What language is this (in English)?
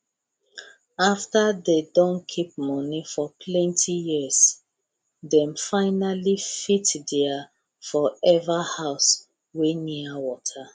Nigerian Pidgin